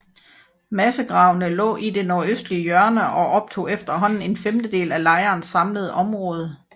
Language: Danish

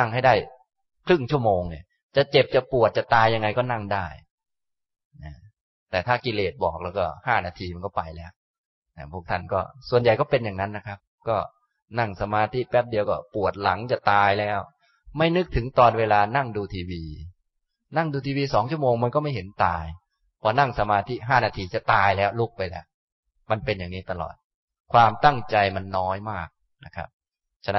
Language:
Thai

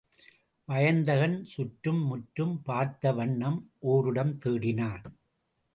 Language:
Tamil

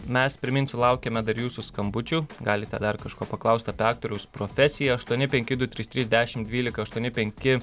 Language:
Lithuanian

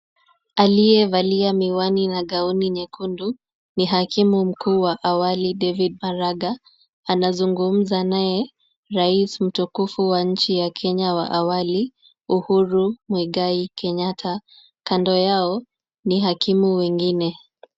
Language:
Swahili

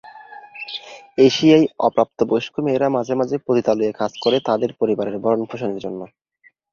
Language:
Bangla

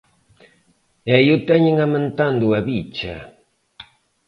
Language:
Galician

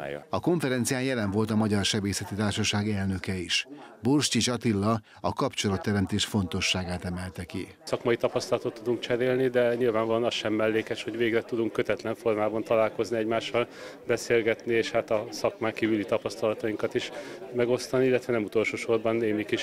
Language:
Hungarian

